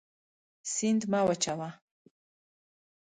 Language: Pashto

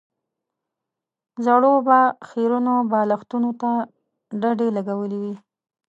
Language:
Pashto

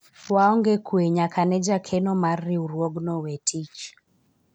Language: Luo (Kenya and Tanzania)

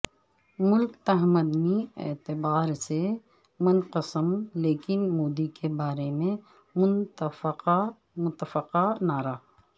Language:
Urdu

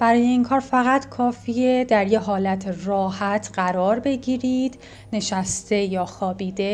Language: Persian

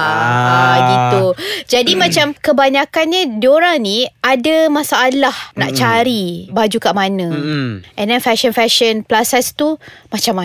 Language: Malay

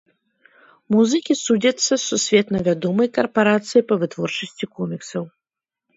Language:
Belarusian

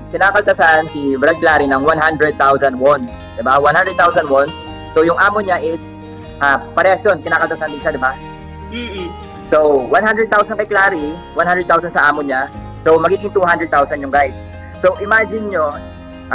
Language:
Filipino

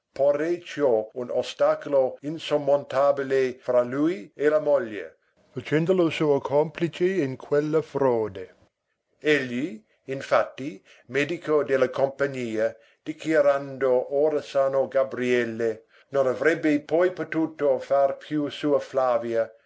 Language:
Italian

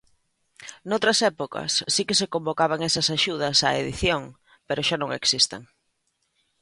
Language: Galician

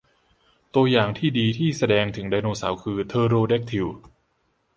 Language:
Thai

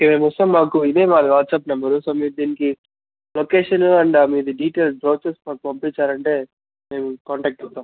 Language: Telugu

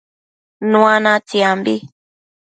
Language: Matsés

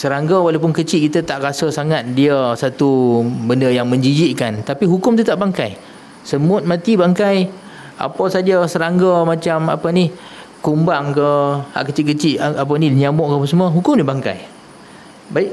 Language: Malay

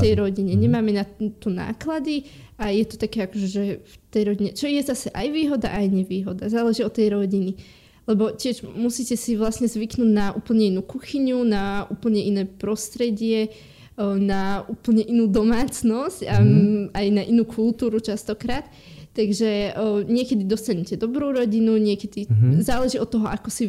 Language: Slovak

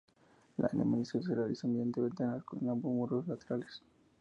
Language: Spanish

